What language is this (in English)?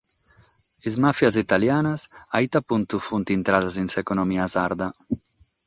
Sardinian